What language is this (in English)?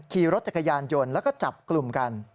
Thai